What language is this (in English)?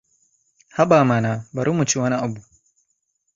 Hausa